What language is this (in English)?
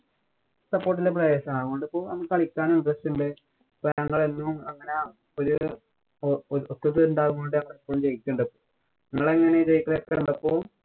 Malayalam